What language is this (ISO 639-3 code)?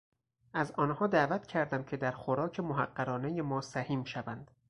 fas